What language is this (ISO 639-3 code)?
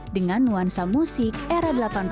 ind